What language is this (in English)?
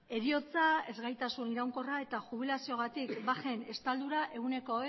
Basque